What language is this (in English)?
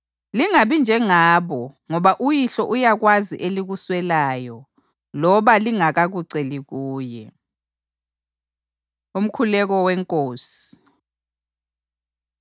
North Ndebele